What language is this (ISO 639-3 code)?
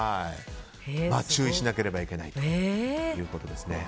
jpn